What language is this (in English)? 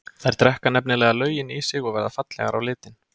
Icelandic